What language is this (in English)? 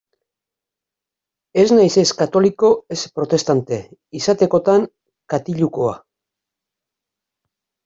Basque